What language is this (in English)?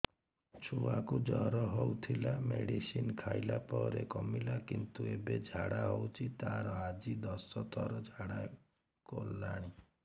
Odia